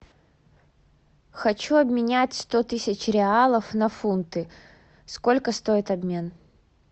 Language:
Russian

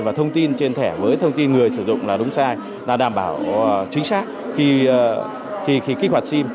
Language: Vietnamese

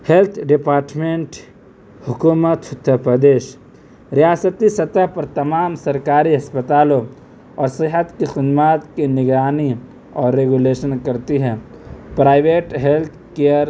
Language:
Urdu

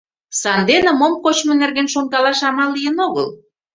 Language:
Mari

